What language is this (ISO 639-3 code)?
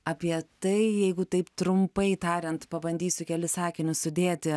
lit